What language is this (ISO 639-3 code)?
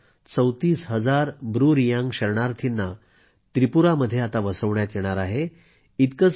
mar